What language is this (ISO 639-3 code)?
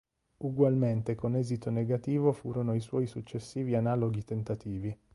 ita